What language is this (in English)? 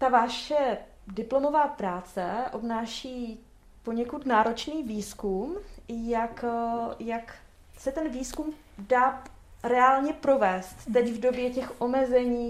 Czech